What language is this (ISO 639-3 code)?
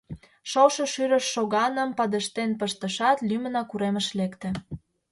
chm